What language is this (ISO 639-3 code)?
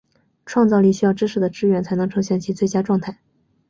zho